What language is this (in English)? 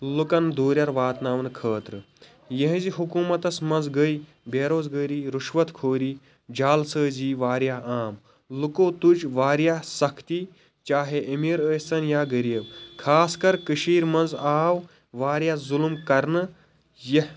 Kashmiri